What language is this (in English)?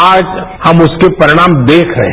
Hindi